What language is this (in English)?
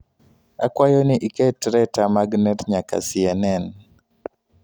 Luo (Kenya and Tanzania)